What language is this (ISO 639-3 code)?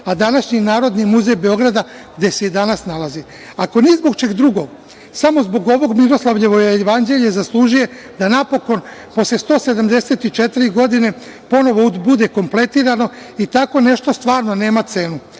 srp